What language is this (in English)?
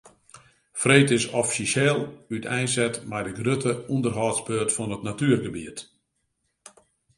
Western Frisian